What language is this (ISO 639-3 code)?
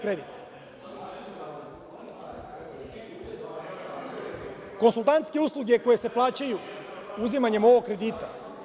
srp